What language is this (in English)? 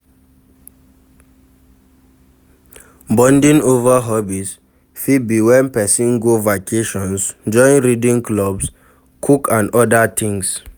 Nigerian Pidgin